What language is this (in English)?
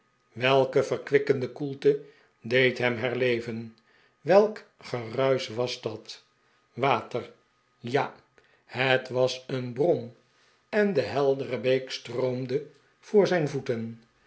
Dutch